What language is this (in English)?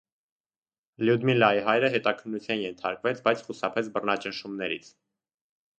Armenian